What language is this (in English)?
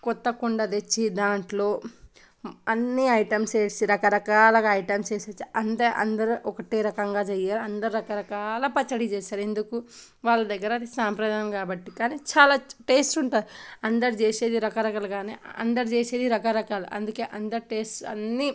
Telugu